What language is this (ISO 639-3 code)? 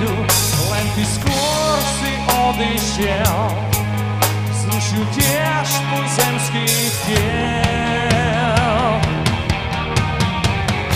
slk